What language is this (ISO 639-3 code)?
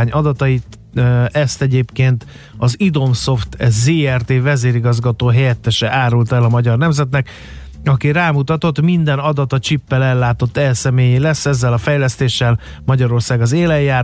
hun